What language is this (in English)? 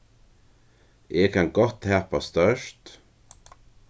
Faroese